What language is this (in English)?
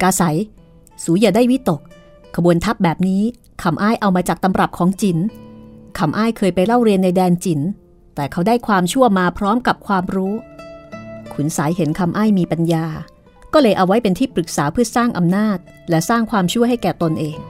Thai